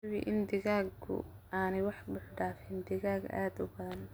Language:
Somali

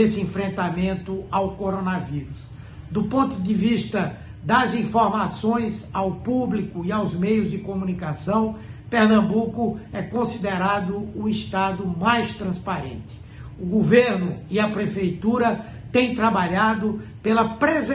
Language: Portuguese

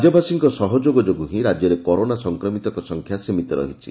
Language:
Odia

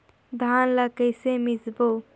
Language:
Chhattisgarhi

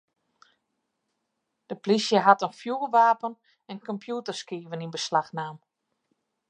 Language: Western Frisian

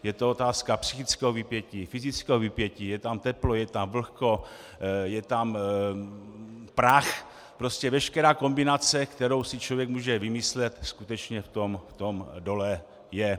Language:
Czech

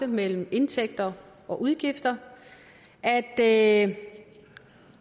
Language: Danish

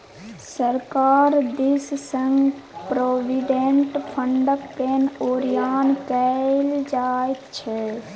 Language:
Maithili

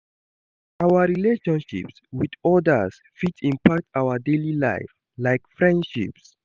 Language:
Nigerian Pidgin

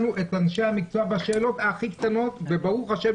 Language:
Hebrew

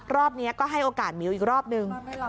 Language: Thai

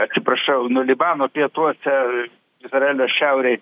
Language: Lithuanian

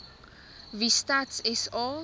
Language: Afrikaans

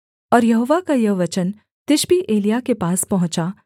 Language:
Hindi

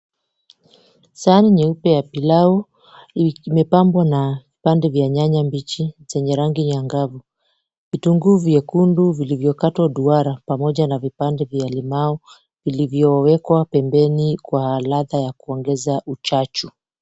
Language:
Swahili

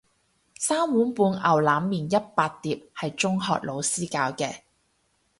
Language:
Cantonese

